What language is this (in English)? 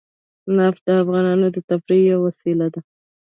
Pashto